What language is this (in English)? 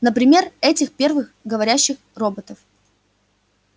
Russian